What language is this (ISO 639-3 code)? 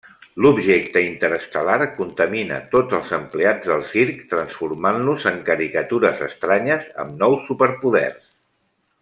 cat